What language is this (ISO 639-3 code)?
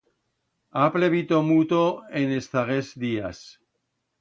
arg